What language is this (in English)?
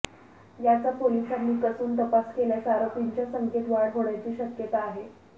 Marathi